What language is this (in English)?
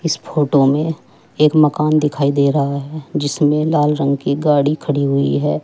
Hindi